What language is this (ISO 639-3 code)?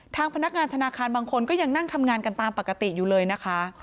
tha